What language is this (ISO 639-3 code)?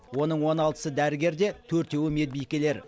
kaz